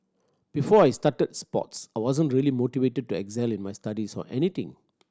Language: English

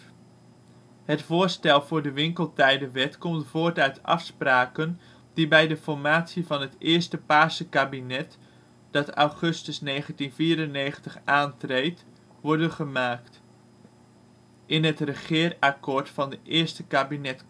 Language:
Dutch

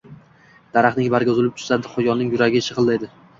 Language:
Uzbek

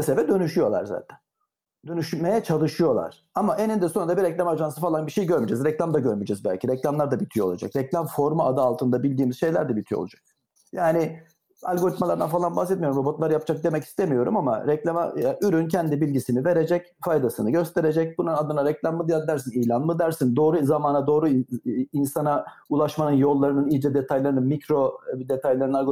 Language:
Turkish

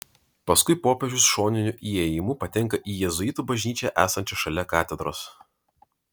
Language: Lithuanian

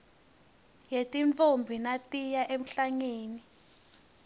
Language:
Swati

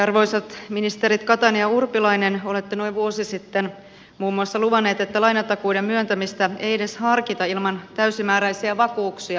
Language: Finnish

